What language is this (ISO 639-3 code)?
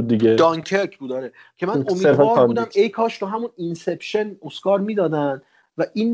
fas